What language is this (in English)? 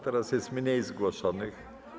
Polish